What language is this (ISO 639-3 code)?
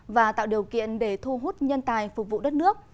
vie